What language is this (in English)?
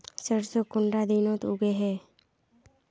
Magahi